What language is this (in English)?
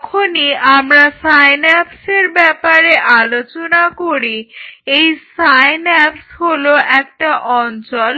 Bangla